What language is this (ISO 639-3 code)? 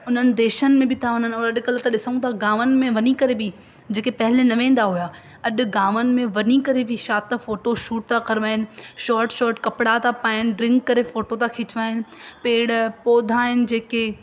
snd